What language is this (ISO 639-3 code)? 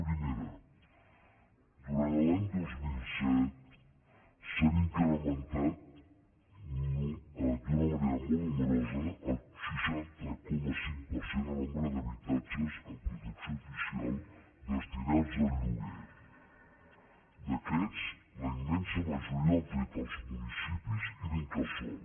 cat